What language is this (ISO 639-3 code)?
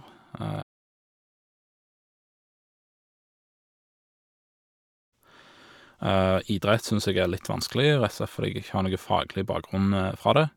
nor